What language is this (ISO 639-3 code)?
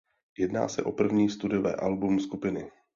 ces